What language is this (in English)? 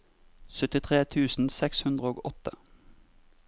Norwegian